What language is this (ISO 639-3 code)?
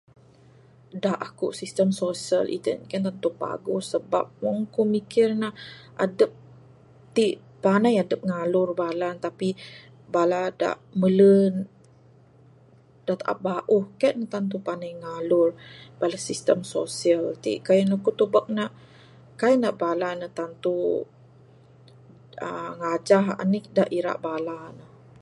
sdo